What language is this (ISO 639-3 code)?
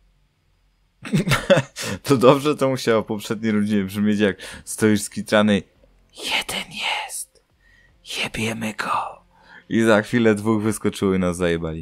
pol